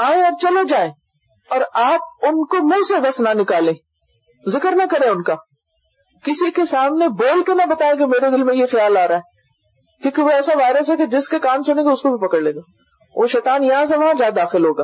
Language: Urdu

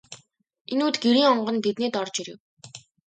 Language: Mongolian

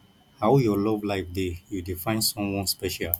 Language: Nigerian Pidgin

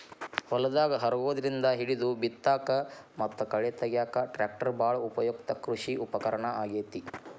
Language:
Kannada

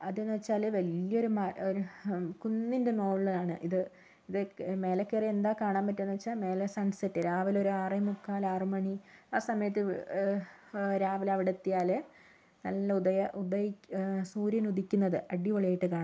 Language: Malayalam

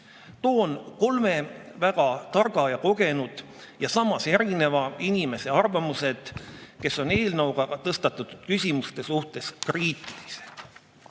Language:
Estonian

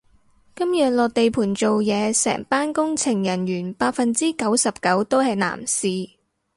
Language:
Cantonese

